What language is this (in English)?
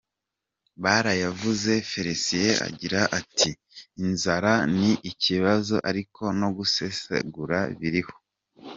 Kinyarwanda